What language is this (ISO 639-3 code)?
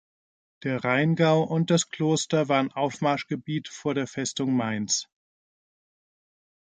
deu